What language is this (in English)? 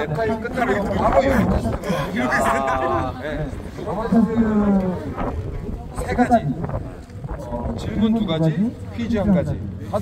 Korean